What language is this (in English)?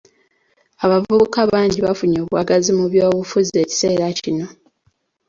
Ganda